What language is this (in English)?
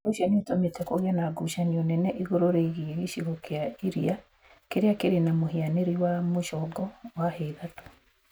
Kikuyu